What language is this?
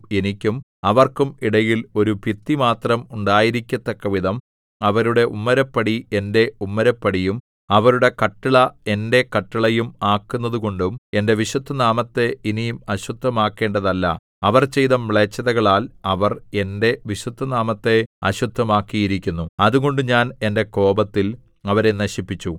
Malayalam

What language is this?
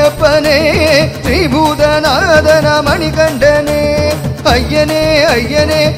Malayalam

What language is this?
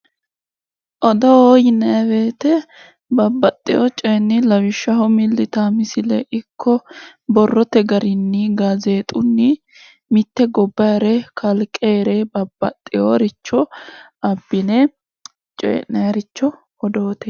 Sidamo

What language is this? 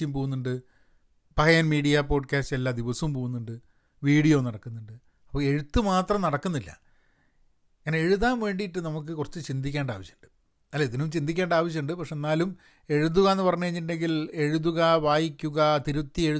Malayalam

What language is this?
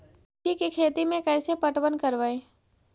Magahi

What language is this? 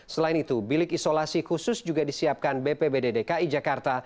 Indonesian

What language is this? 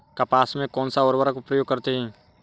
Hindi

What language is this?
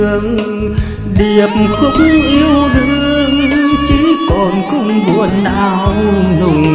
Vietnamese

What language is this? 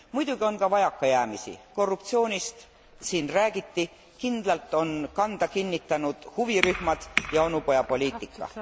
Estonian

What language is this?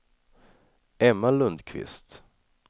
Swedish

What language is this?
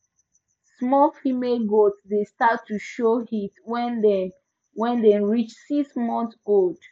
Nigerian Pidgin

